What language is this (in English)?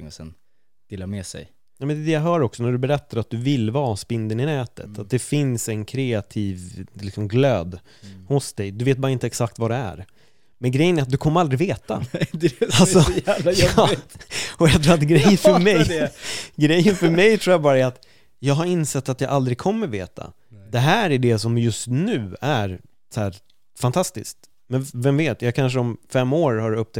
Swedish